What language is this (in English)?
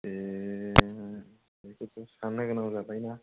Bodo